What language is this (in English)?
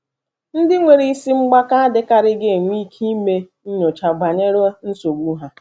Igbo